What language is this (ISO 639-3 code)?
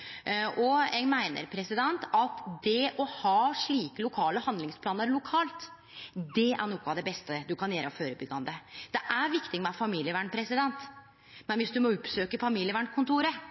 nno